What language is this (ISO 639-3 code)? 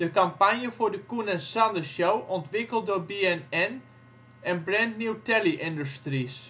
nld